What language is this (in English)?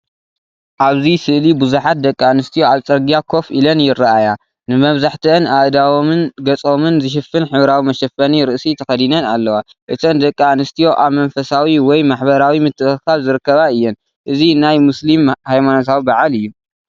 Tigrinya